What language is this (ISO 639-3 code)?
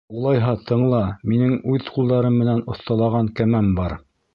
bak